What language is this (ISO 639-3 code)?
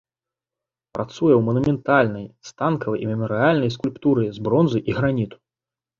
bel